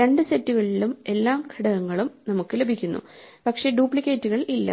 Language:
Malayalam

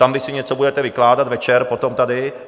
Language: Czech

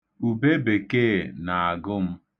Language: Igbo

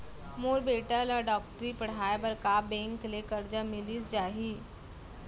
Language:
Chhattisgarhi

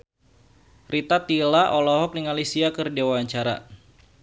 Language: Sundanese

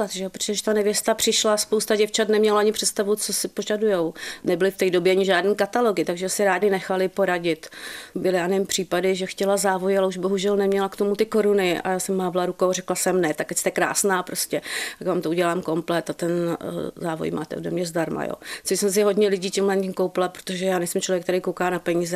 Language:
Czech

